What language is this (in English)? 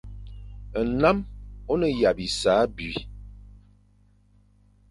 Fang